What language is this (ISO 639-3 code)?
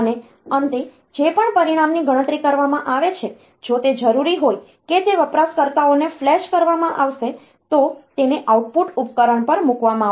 guj